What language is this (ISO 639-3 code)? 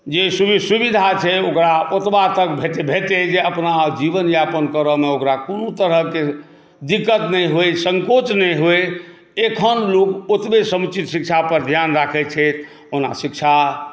mai